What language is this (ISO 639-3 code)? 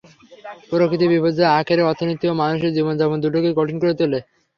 ben